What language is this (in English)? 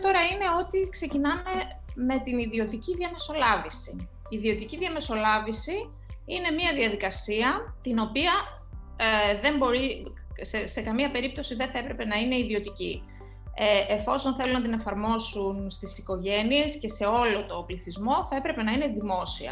Greek